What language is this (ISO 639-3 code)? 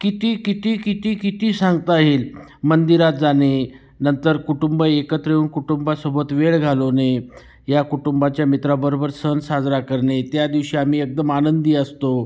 mar